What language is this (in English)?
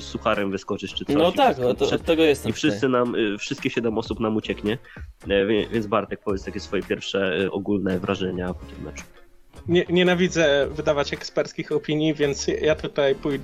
Polish